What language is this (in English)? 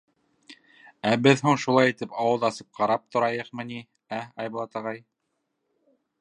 Bashkir